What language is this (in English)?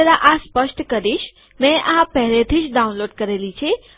Gujarati